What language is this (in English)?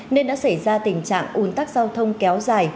Vietnamese